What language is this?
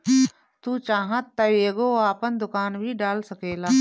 Bhojpuri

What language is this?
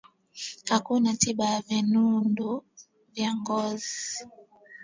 Swahili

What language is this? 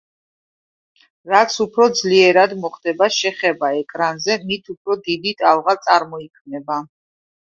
Georgian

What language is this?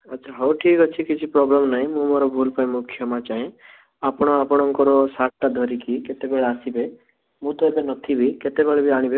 Odia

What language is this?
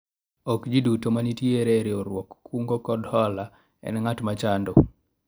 Luo (Kenya and Tanzania)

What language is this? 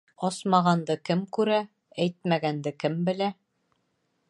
Bashkir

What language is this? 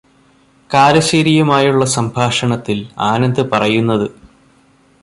Malayalam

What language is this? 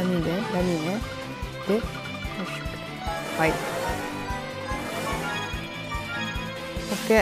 Japanese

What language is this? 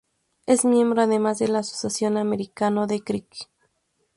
Spanish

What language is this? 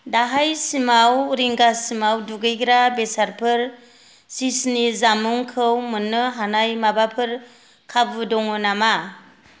Bodo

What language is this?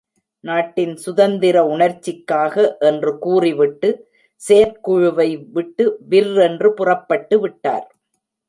Tamil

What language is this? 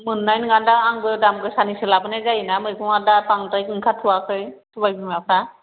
Bodo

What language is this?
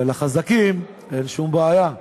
Hebrew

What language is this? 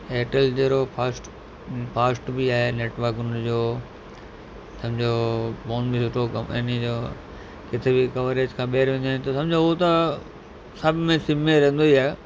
Sindhi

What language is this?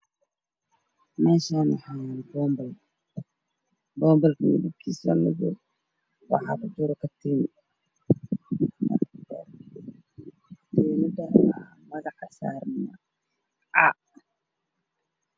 Somali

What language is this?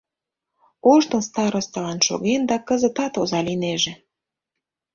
Mari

